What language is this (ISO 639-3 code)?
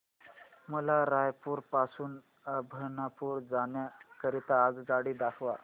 mar